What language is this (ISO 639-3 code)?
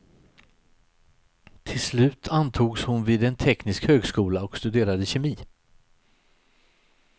swe